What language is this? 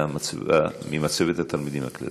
Hebrew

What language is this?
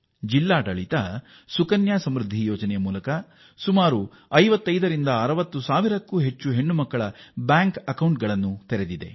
Kannada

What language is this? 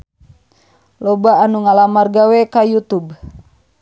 Sundanese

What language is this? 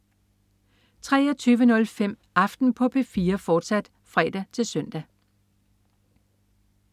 Danish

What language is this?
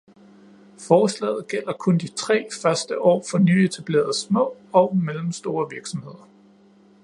Danish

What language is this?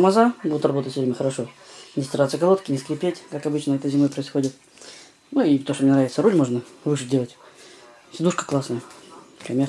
Russian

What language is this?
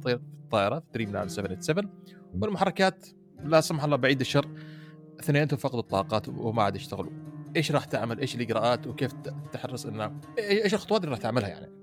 Arabic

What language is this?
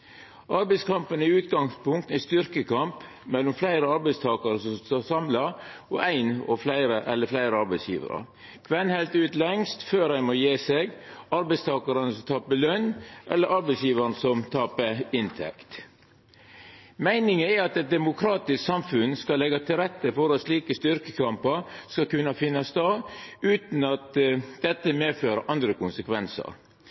Norwegian Nynorsk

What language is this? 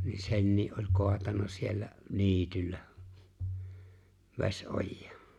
Finnish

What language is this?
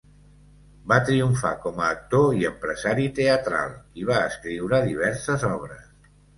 Catalan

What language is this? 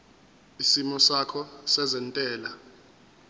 Zulu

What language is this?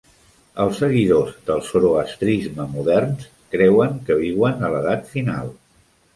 Catalan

